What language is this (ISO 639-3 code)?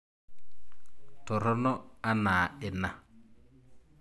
mas